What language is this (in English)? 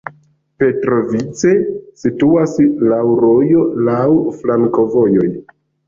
Esperanto